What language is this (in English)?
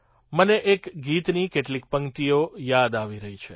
Gujarati